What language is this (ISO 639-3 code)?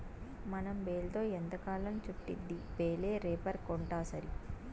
tel